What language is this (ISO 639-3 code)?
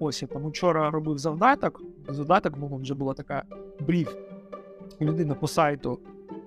ukr